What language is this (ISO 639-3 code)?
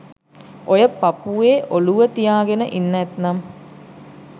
sin